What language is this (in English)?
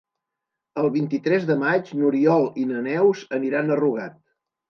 Catalan